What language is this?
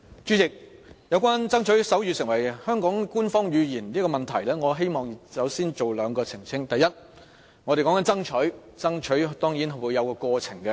Cantonese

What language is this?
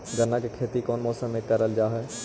Magahi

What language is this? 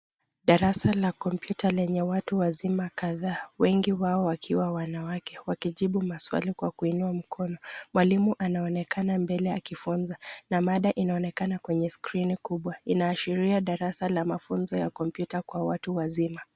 Swahili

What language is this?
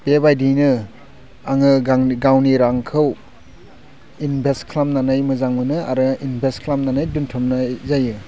Bodo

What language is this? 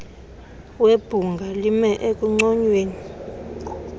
Xhosa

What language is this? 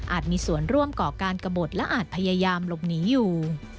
Thai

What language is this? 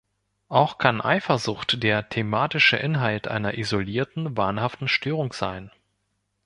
German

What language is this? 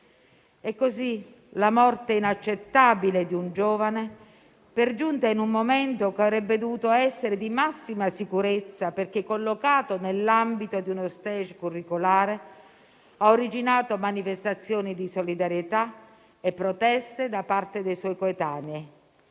Italian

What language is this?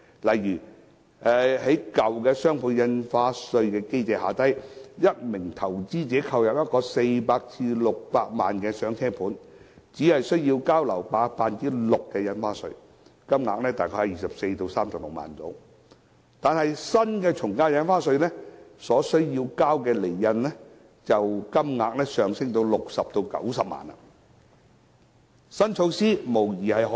Cantonese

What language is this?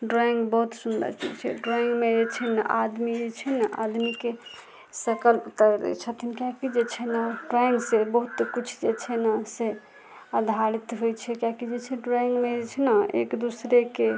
Maithili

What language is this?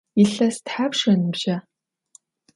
Adyghe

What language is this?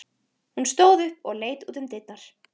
Icelandic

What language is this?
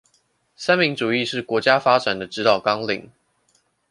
Chinese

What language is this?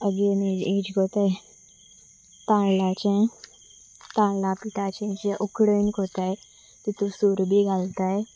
Konkani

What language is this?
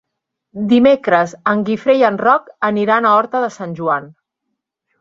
Catalan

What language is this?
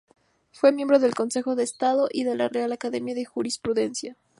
Spanish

